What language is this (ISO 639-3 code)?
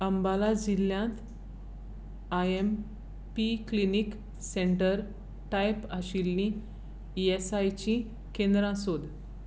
kok